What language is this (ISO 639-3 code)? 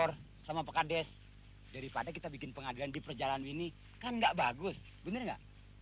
ind